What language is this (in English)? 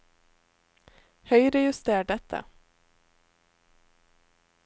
Norwegian